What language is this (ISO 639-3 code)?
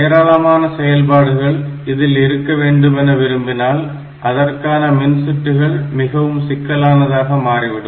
tam